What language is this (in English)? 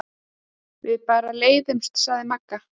Icelandic